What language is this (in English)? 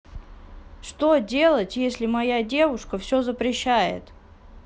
Russian